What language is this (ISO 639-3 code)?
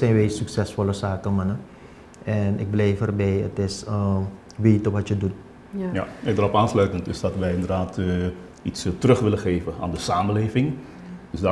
nld